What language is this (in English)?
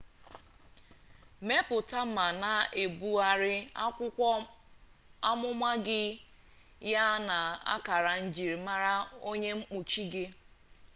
Igbo